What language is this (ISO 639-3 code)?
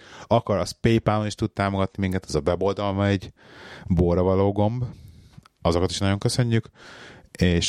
hun